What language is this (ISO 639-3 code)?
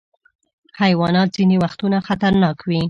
pus